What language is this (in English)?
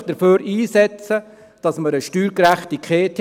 Swiss German